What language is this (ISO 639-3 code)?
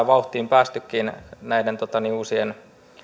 fin